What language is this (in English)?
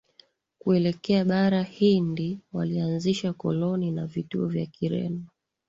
Swahili